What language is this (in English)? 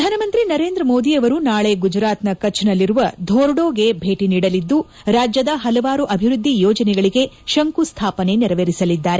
Kannada